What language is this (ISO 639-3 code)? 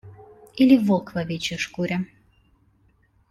rus